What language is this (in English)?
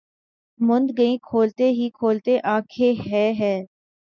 Urdu